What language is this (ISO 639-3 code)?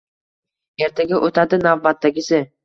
uzb